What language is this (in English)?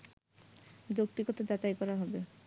Bangla